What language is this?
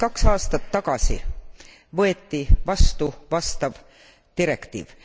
Estonian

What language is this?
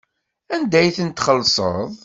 Kabyle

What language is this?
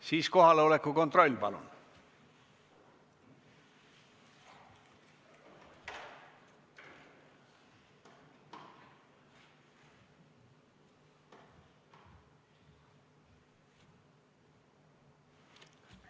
Estonian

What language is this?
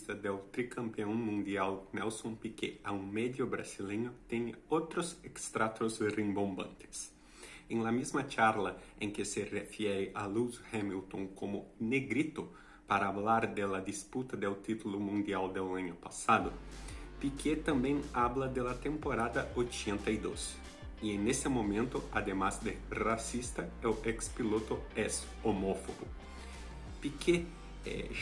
Portuguese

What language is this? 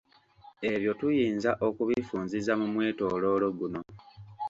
Ganda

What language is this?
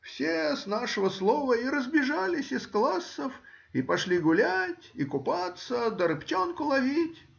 Russian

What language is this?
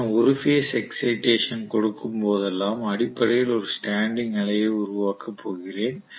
Tamil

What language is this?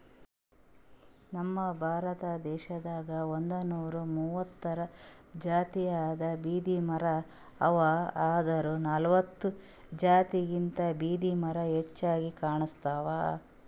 Kannada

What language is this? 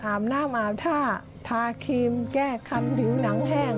Thai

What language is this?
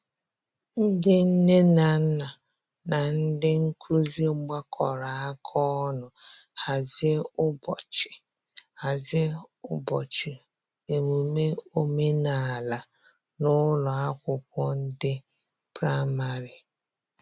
Igbo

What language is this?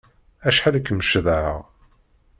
Kabyle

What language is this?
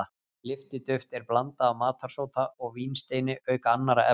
Icelandic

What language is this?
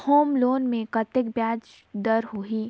Chhattisgarhi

